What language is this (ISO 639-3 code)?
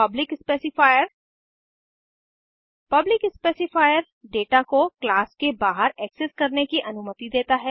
hin